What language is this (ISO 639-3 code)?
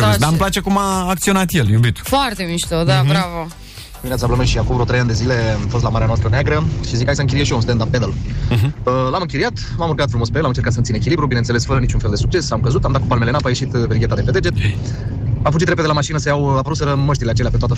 ron